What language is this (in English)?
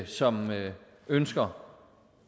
Danish